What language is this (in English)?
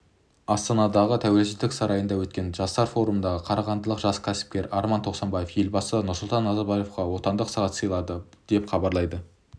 Kazakh